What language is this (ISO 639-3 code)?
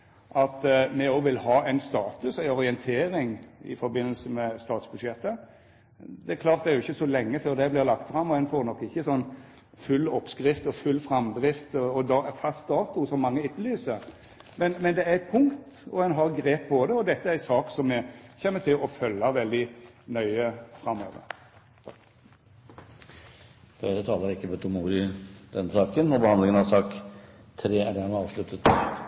nor